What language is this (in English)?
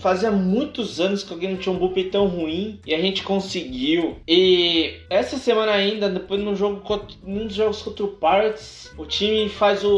Portuguese